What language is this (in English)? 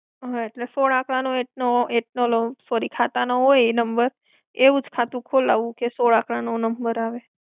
Gujarati